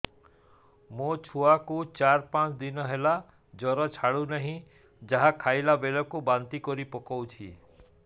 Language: Odia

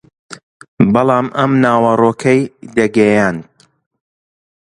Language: Central Kurdish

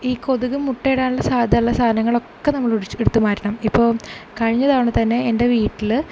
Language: Malayalam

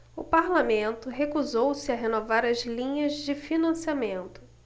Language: Portuguese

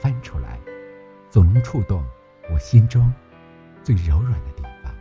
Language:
Chinese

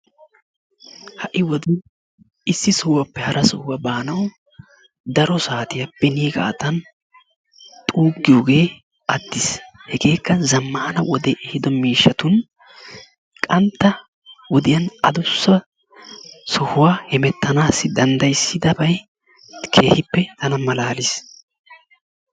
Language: Wolaytta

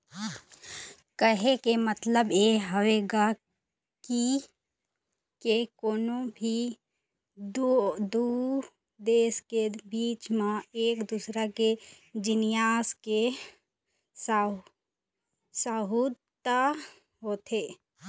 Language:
Chhattisgarhi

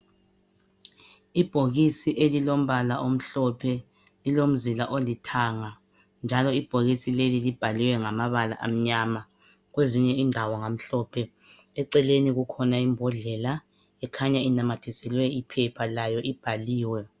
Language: North Ndebele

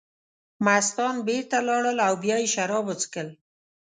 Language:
Pashto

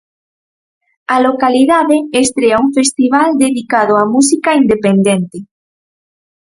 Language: Galician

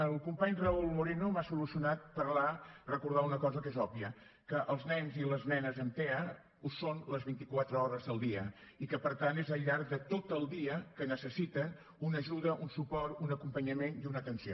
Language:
Catalan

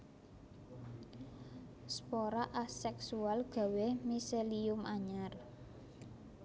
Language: Javanese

